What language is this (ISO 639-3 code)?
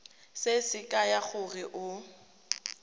tsn